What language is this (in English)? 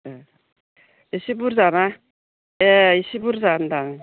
Bodo